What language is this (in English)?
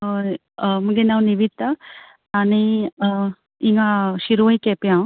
Konkani